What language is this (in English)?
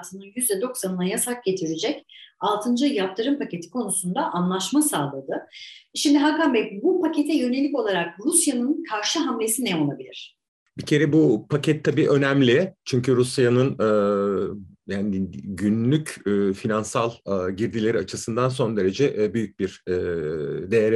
Turkish